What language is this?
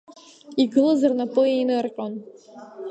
Abkhazian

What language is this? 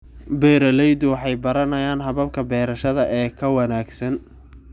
Somali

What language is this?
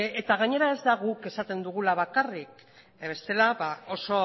Basque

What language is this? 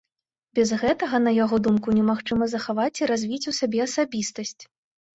Belarusian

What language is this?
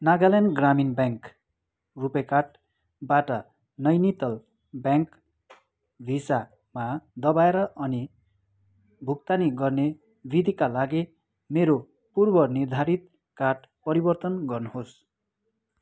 Nepali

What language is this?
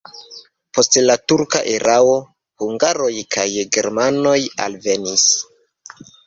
Esperanto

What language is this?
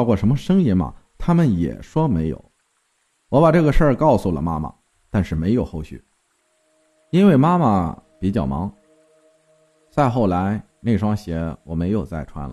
Chinese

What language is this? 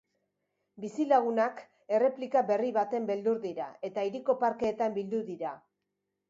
Basque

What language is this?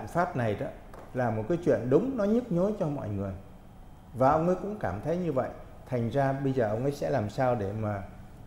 Vietnamese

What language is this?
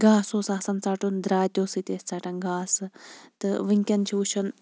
Kashmiri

